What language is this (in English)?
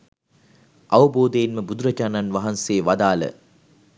Sinhala